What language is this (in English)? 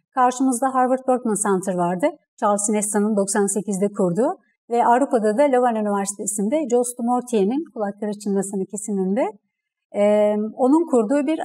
Turkish